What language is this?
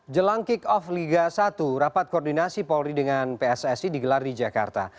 Indonesian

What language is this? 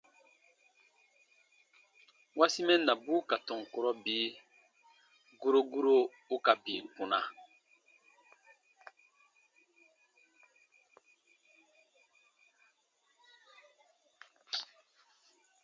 Baatonum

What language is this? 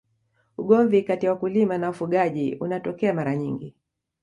Swahili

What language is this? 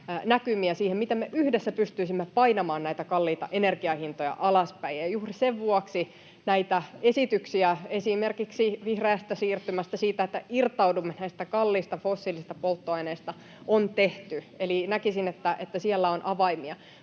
Finnish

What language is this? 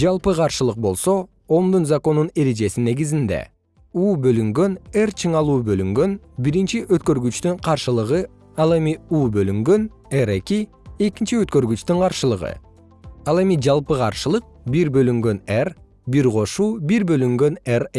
Kyrgyz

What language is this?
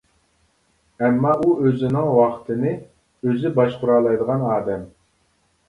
Uyghur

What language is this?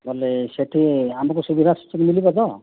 Odia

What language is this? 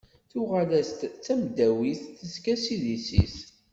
Kabyle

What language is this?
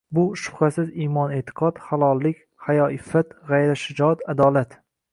Uzbek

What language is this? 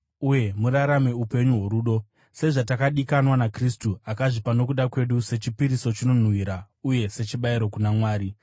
Shona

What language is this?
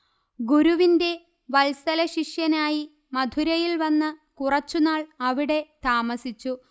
Malayalam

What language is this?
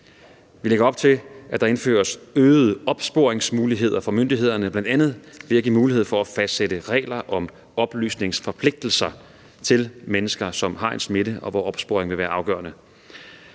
Danish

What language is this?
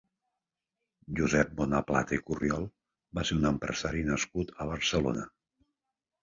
Catalan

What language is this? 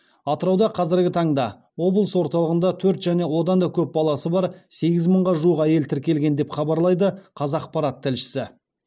Kazakh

